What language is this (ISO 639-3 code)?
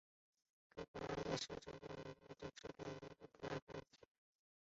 zho